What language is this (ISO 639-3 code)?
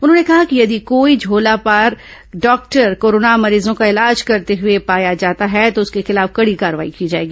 hin